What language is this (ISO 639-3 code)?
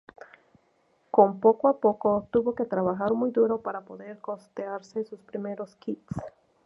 spa